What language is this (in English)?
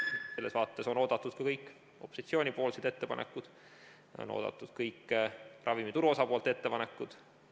Estonian